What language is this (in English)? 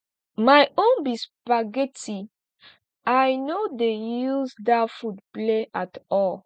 Nigerian Pidgin